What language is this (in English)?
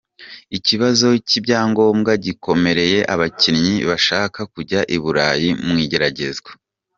Kinyarwanda